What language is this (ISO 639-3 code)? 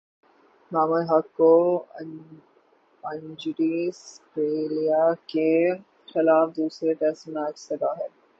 urd